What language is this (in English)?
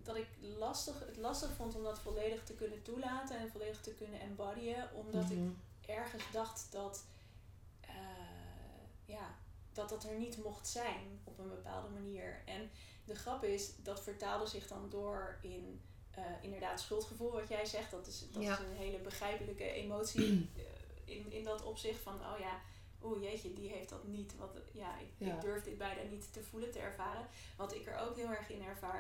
Dutch